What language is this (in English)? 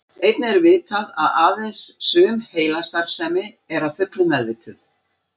Icelandic